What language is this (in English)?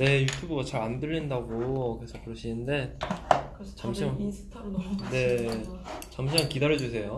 Korean